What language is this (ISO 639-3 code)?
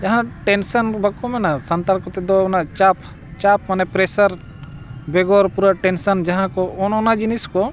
sat